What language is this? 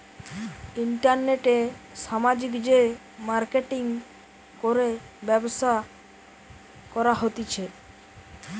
Bangla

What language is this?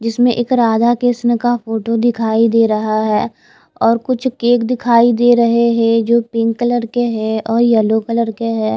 Hindi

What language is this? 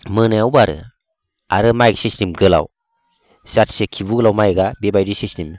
Bodo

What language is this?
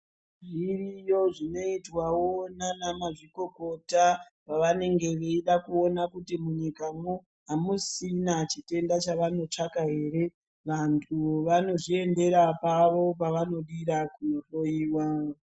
Ndau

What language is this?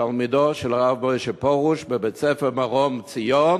Hebrew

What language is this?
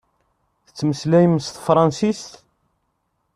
Kabyle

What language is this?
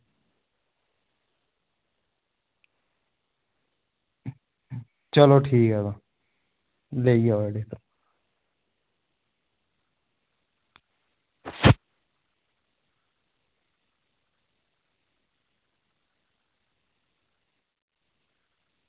Dogri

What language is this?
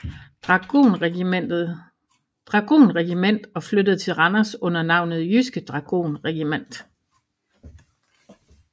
Danish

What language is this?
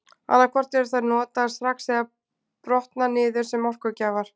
Icelandic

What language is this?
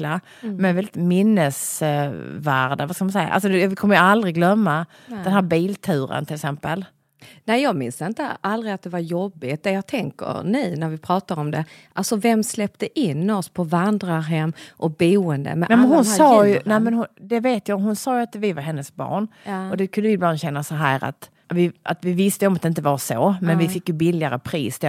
Swedish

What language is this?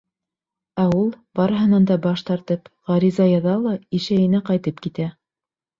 Bashkir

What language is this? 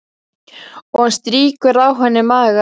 Icelandic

